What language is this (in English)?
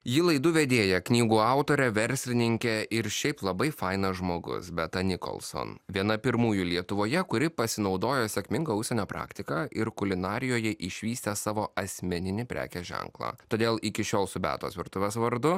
Lithuanian